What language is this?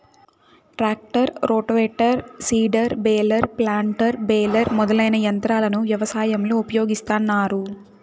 Telugu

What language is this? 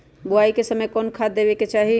Magahi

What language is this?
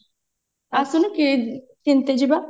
Odia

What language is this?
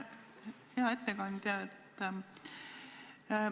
Estonian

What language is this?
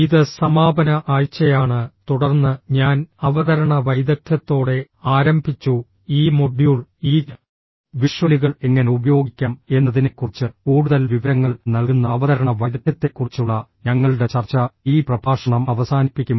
Malayalam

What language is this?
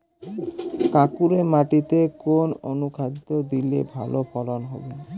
Bangla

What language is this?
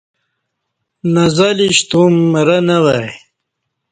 Kati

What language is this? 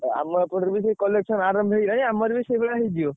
Odia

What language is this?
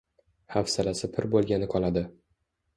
Uzbek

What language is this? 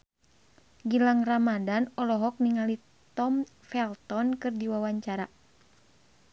Sundanese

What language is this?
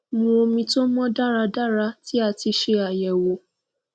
Yoruba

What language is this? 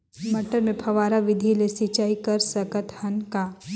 Chhattisgarhi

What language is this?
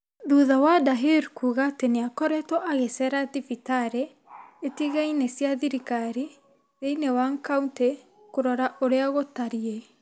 Kikuyu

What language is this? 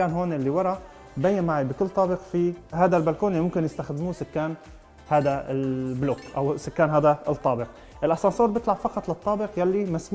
Arabic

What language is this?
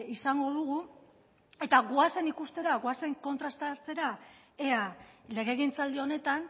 Basque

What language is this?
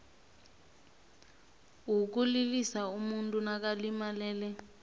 South Ndebele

